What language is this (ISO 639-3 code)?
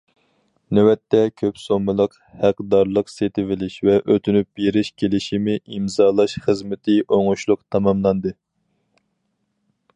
uig